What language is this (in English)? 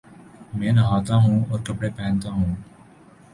Urdu